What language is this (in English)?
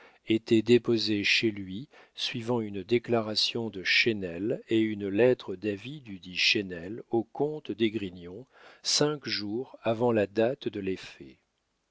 French